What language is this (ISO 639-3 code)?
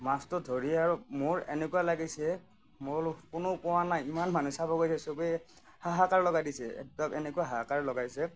asm